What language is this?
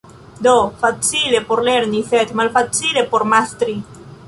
Esperanto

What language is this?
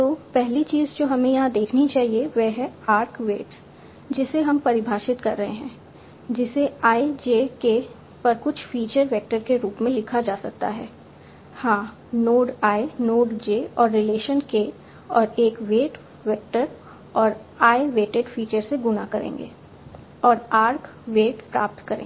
Hindi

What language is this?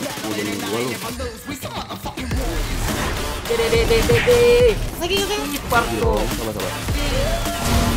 Indonesian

